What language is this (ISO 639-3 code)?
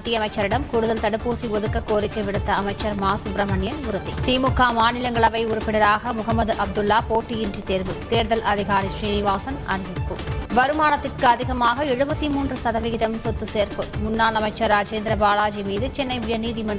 tam